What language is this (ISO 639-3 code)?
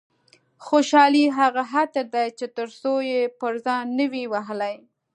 pus